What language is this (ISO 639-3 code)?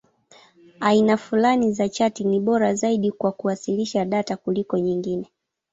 swa